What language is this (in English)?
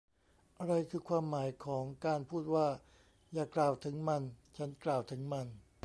Thai